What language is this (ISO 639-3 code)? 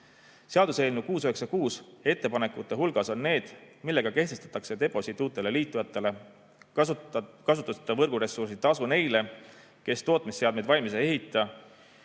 est